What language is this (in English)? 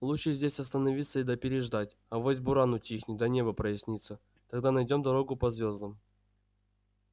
Russian